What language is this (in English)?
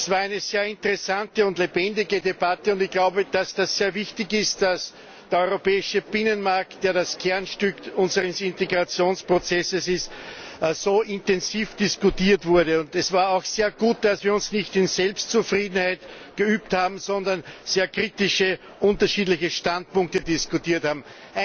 German